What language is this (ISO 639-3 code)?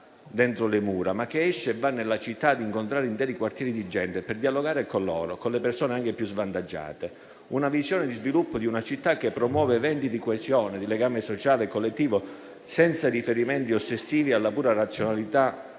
ita